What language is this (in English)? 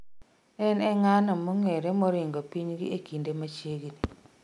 Luo (Kenya and Tanzania)